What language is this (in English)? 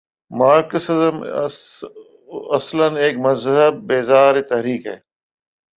Urdu